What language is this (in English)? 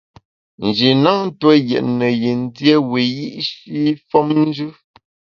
Bamun